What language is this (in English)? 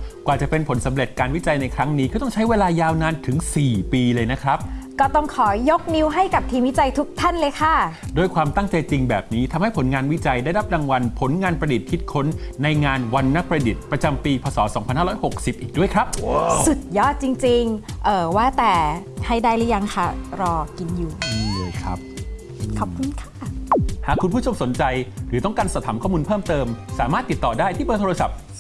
Thai